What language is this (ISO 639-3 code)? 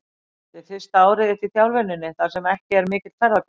isl